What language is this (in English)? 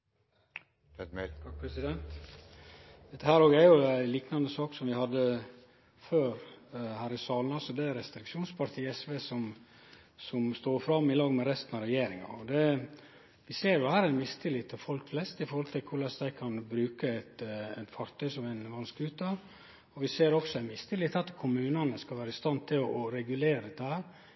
Norwegian Nynorsk